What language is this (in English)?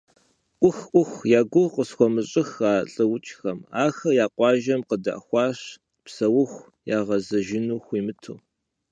Kabardian